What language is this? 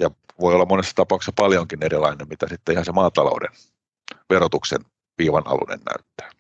Finnish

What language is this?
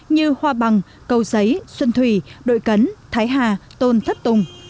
Vietnamese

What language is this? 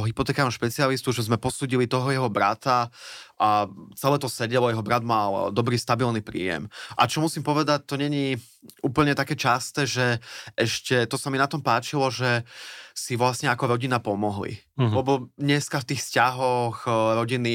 Slovak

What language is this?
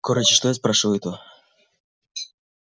Russian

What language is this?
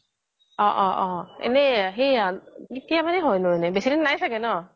Assamese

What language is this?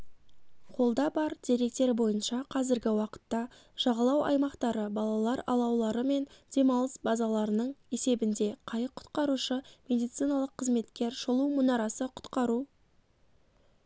Kazakh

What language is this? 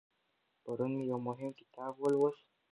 Pashto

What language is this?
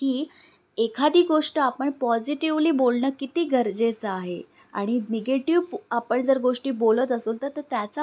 Marathi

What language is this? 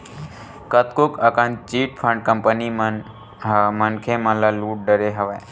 Chhattisgarhi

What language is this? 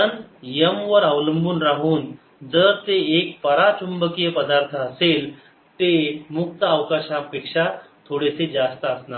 Marathi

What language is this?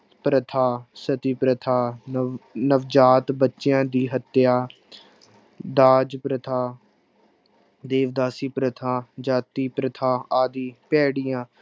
Punjabi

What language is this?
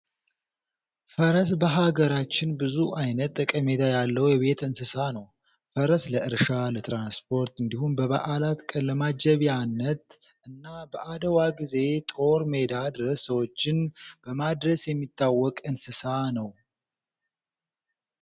Amharic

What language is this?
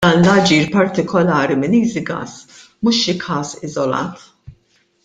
Maltese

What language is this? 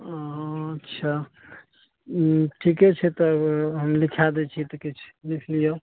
Maithili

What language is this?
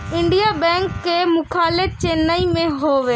Bhojpuri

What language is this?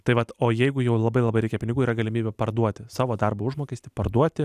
Lithuanian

